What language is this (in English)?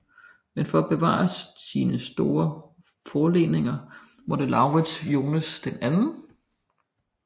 Danish